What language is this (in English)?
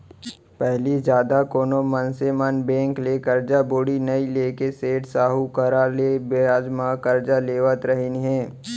Chhattisgarhi